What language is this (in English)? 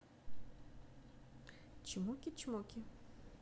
Russian